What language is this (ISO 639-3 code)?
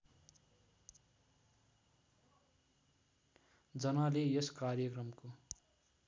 nep